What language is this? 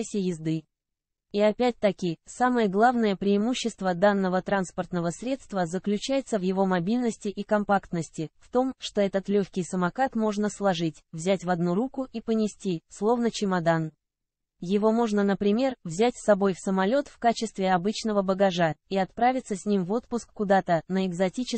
Russian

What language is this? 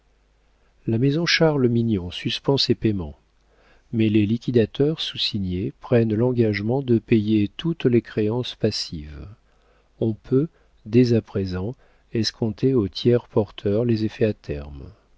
French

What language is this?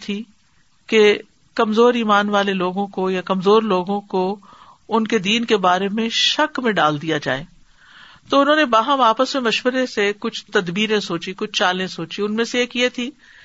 Urdu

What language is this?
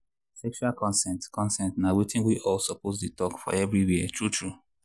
Nigerian Pidgin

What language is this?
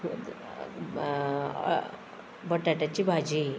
Konkani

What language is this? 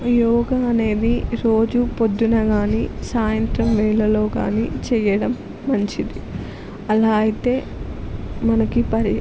Telugu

